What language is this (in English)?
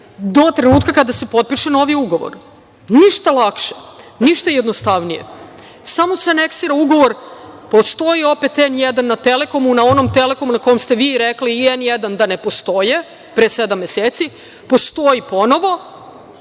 Serbian